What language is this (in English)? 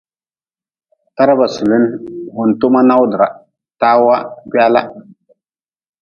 Nawdm